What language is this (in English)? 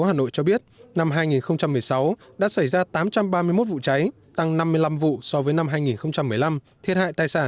Vietnamese